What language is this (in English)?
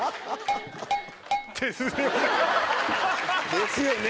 Japanese